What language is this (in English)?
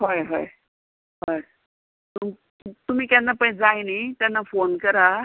Konkani